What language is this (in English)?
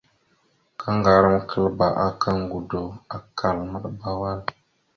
Mada (Cameroon)